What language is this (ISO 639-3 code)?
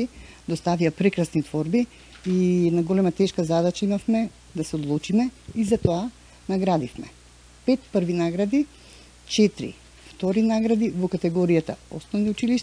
mkd